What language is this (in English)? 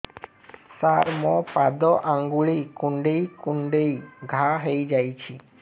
Odia